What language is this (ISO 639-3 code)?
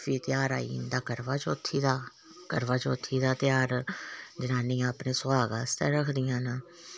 doi